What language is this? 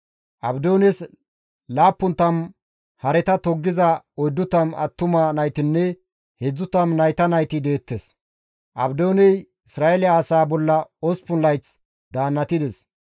Gamo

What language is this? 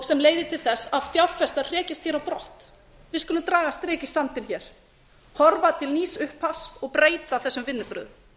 Icelandic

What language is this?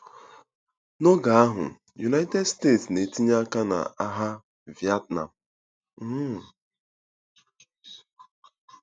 Igbo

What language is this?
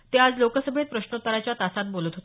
Marathi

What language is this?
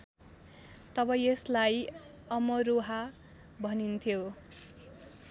Nepali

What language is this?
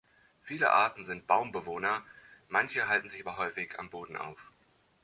German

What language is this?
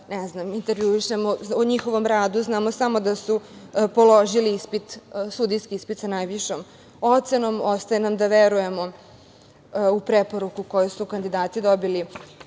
Serbian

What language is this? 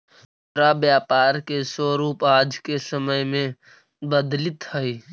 Magahi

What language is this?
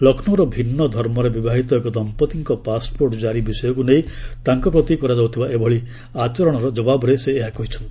Odia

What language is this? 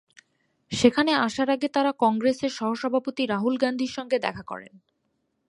Bangla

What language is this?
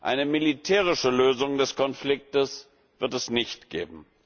German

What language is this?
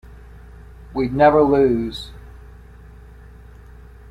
English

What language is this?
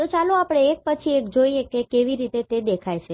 Gujarati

